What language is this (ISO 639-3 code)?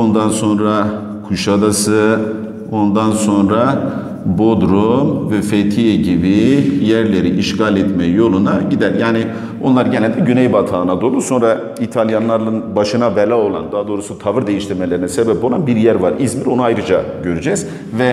tur